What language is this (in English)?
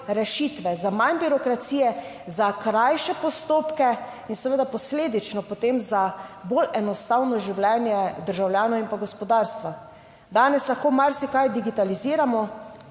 Slovenian